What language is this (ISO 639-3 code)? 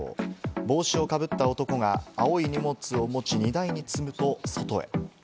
jpn